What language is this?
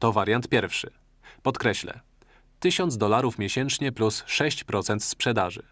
Polish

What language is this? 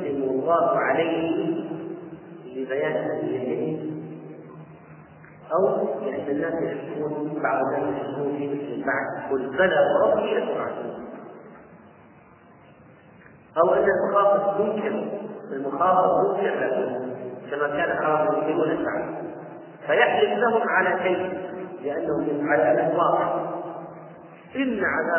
Arabic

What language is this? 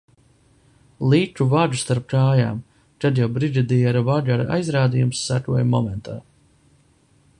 Latvian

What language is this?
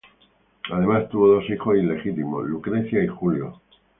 Spanish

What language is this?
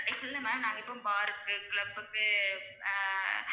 Tamil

